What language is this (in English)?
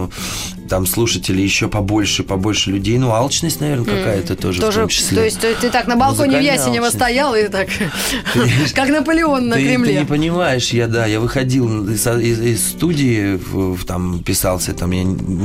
Russian